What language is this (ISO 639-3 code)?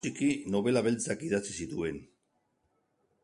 eus